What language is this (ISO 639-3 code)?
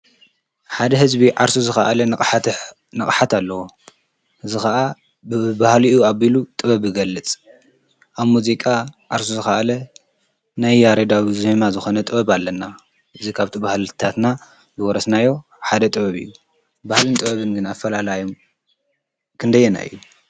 tir